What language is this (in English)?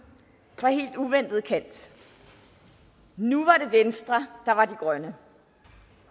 Danish